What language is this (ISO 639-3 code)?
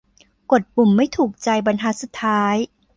tha